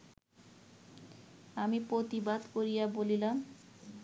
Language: Bangla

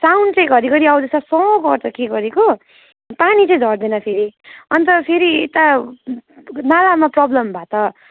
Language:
Nepali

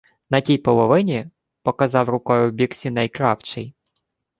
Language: Ukrainian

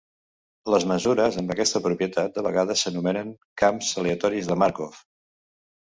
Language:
Catalan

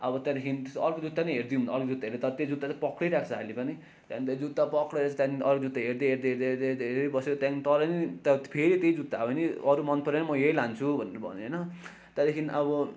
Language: Nepali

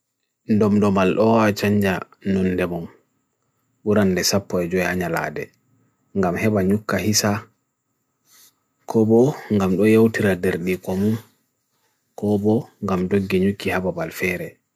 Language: Bagirmi Fulfulde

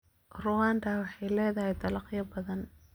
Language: Somali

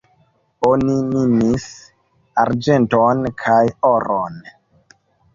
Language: Esperanto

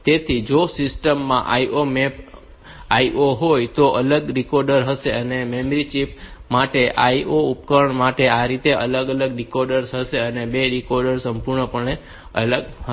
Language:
Gujarati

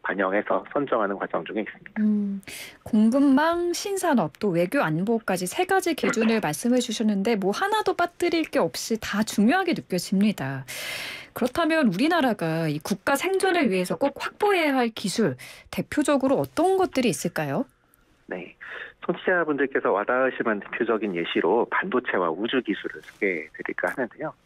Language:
Korean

